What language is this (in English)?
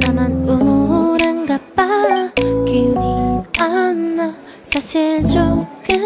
Korean